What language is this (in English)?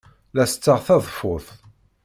Kabyle